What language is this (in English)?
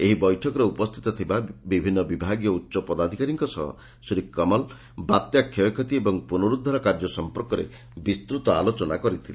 Odia